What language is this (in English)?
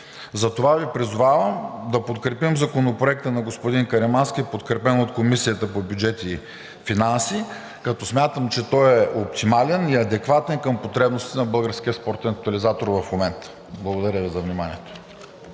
Bulgarian